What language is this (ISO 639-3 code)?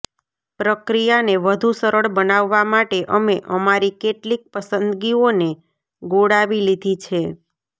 guj